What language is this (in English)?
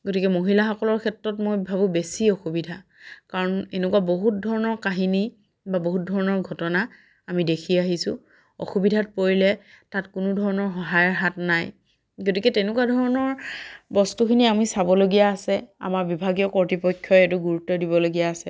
Assamese